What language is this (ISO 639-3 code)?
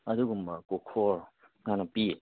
mni